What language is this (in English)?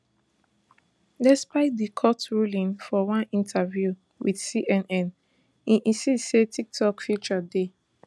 Nigerian Pidgin